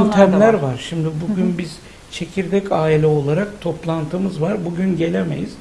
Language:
Turkish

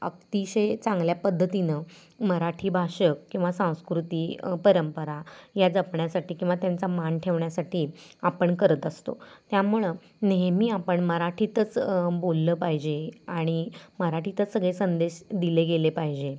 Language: Marathi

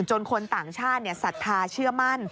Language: Thai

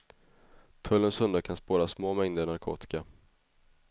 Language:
Swedish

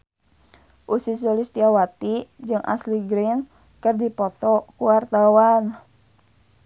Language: Sundanese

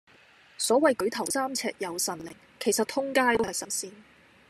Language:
Cantonese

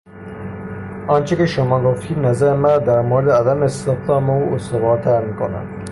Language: Persian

